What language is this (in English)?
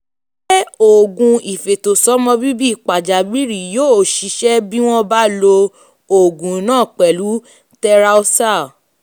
Yoruba